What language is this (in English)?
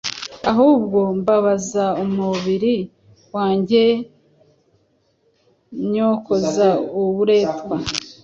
Kinyarwanda